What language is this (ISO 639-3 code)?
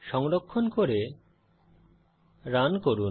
ben